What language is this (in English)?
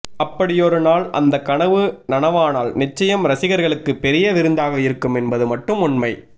Tamil